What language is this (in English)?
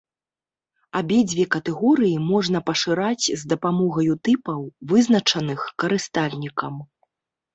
Belarusian